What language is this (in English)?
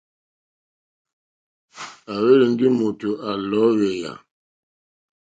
Mokpwe